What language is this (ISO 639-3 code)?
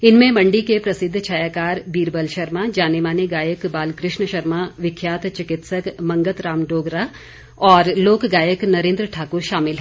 hin